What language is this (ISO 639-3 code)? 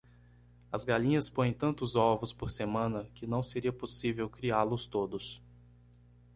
por